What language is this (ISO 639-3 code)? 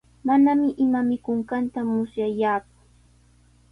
qws